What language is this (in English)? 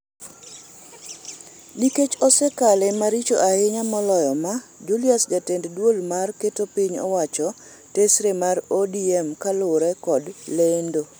Luo (Kenya and Tanzania)